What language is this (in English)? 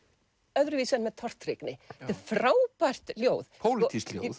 Icelandic